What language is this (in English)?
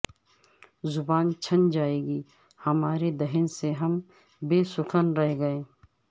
Urdu